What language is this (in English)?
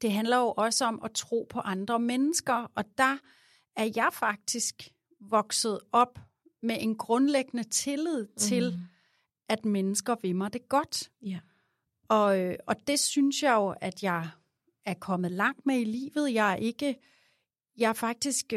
Danish